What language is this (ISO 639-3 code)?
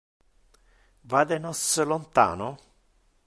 ina